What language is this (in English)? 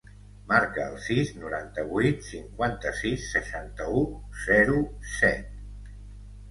Catalan